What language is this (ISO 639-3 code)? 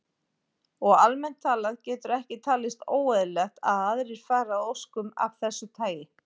isl